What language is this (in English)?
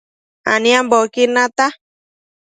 Matsés